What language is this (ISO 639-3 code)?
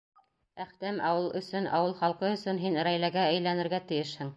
bak